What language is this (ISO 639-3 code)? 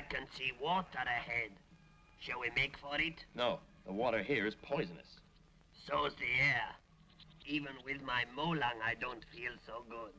eng